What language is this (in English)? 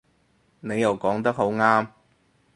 Cantonese